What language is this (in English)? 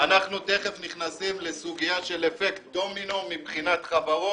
Hebrew